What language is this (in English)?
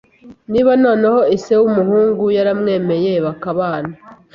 Kinyarwanda